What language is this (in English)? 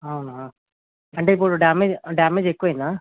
Telugu